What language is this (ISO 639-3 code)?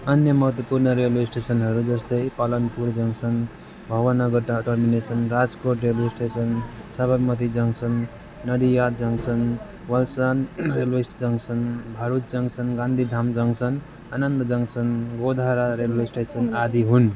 nep